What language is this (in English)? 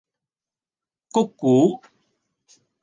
Cantonese